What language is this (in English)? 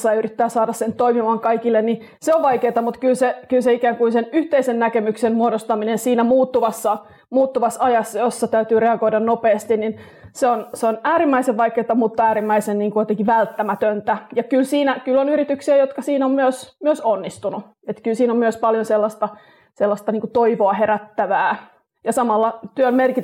Finnish